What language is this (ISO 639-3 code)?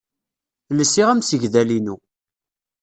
kab